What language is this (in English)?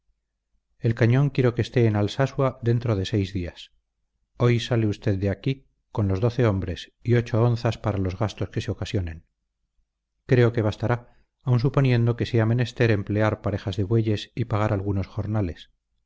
Spanish